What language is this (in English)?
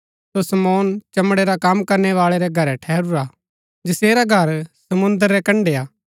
Gaddi